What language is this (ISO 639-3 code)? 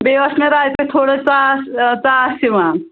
kas